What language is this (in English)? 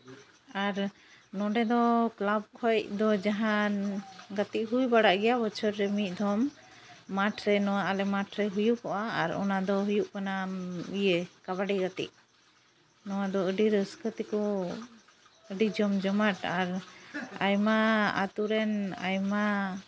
Santali